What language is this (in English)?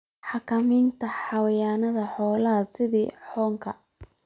Somali